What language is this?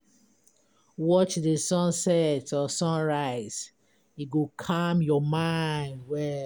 Nigerian Pidgin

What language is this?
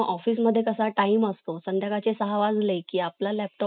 Marathi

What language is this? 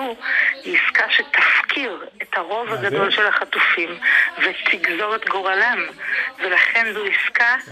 Hebrew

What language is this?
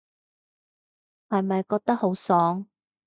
Cantonese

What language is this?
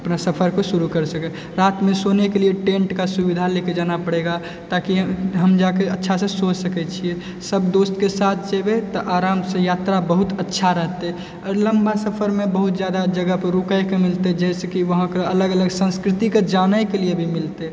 Maithili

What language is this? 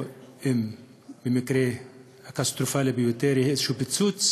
Hebrew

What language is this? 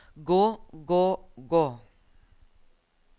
Norwegian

